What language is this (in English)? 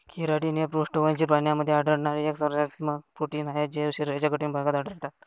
Marathi